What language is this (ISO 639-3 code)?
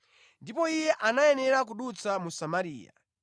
nya